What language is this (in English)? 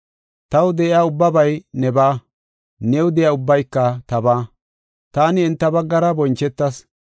Gofa